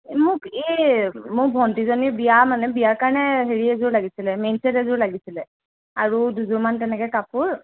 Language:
Assamese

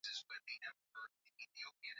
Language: Swahili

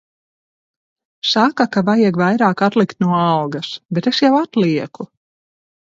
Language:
Latvian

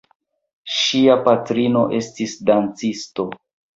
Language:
Esperanto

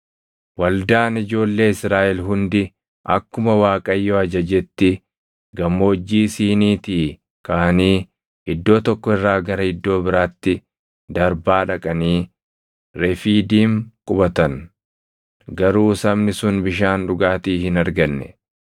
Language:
Oromo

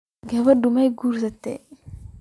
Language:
Somali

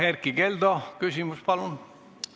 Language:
Estonian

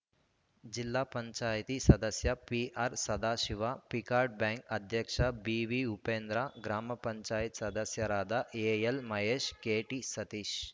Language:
Kannada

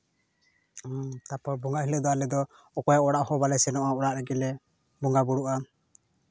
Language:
Santali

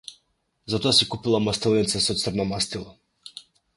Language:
Macedonian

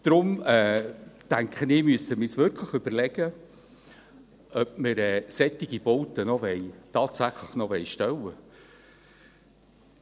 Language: Swiss German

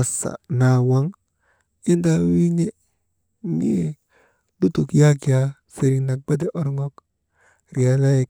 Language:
Maba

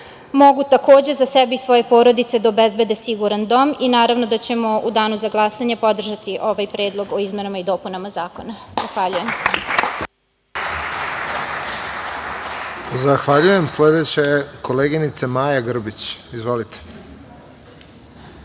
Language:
Serbian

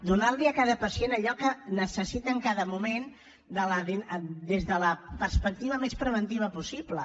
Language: Catalan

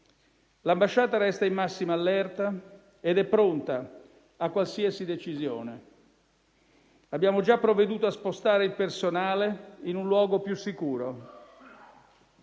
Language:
Italian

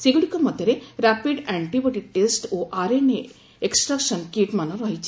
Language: Odia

